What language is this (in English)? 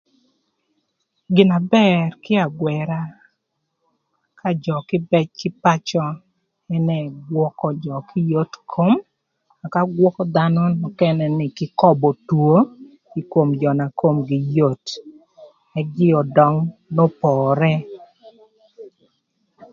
Thur